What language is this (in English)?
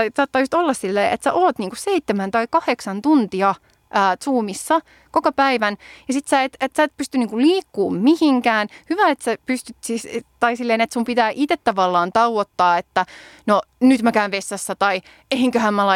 Finnish